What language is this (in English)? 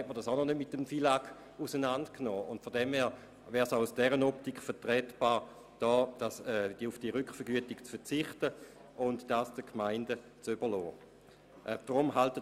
Swiss German